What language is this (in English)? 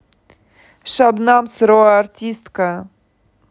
Russian